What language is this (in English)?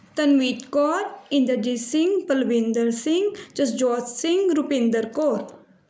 Punjabi